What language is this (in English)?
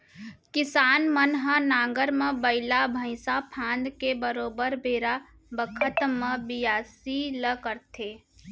Chhattisgarhi